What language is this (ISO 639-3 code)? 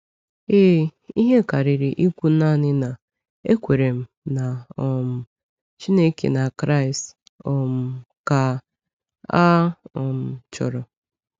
ibo